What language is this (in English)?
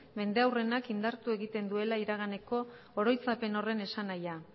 Basque